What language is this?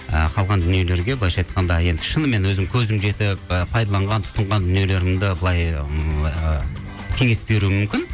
Kazakh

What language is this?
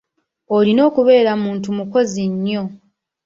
Ganda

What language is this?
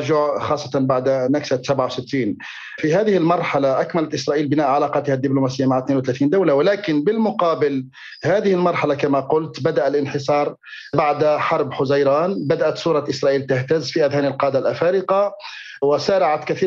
Arabic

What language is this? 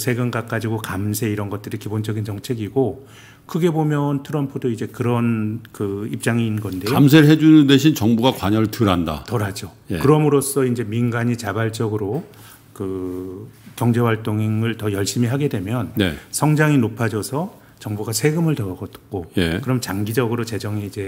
Korean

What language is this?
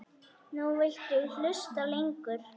Icelandic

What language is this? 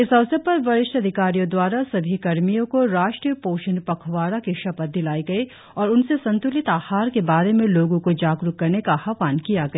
Hindi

